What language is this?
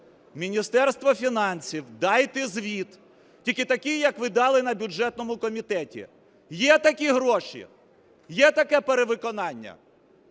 Ukrainian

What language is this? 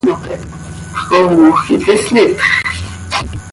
Seri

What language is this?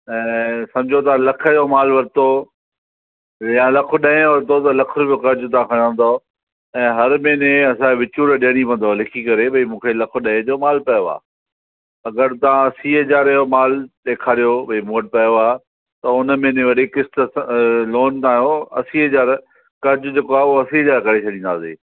Sindhi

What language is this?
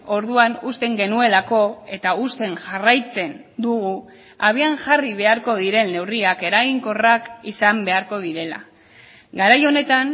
Basque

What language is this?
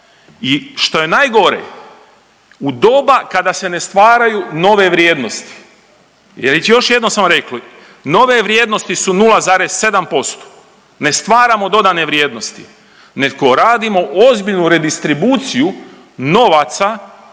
Croatian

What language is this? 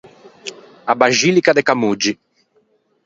Ligurian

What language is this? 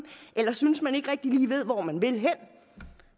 Danish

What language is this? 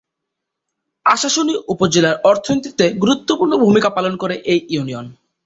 Bangla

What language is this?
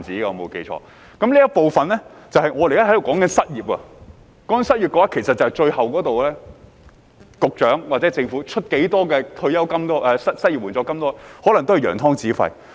Cantonese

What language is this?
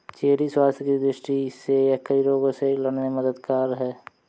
Hindi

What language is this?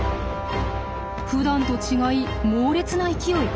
Japanese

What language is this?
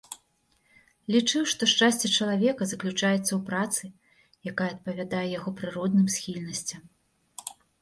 Belarusian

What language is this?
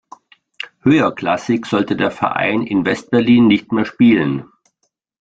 German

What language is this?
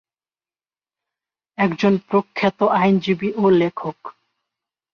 Bangla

